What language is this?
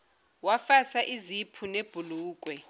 Zulu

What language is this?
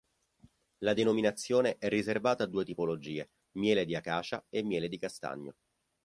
Italian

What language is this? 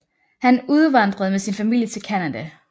Danish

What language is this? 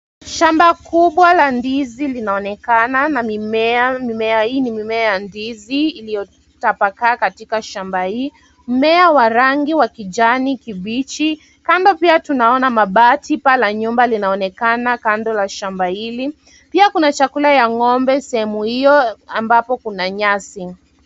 Swahili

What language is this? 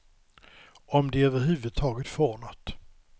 Swedish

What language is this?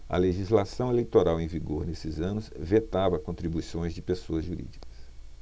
Portuguese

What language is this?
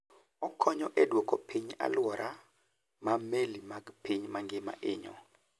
Luo (Kenya and Tanzania)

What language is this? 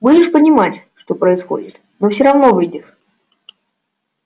Russian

